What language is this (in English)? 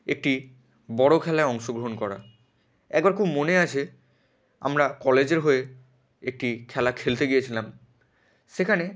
Bangla